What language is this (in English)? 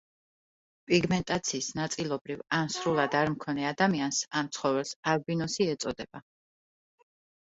Georgian